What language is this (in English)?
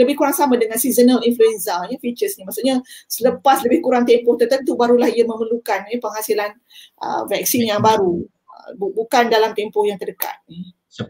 Malay